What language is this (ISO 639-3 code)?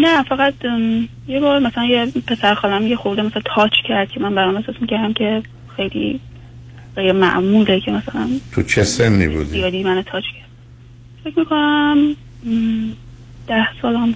fas